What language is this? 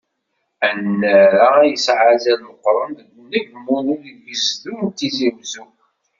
Kabyle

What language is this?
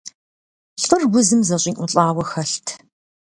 Kabardian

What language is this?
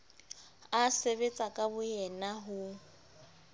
Southern Sotho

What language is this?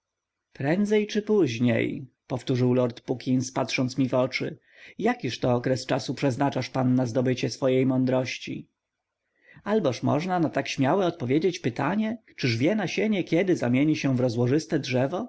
Polish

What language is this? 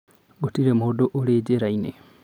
Kikuyu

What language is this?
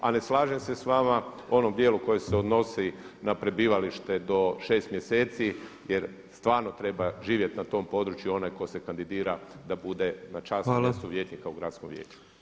Croatian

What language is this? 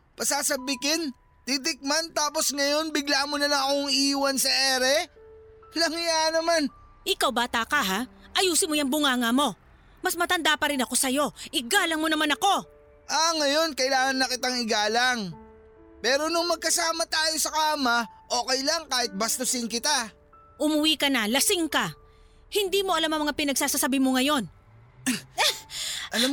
Filipino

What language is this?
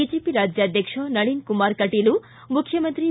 Kannada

